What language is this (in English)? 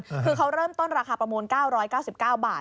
Thai